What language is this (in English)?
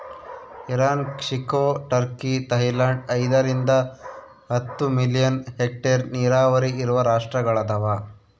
Kannada